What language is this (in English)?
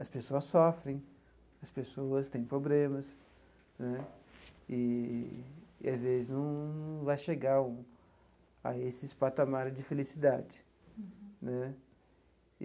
Portuguese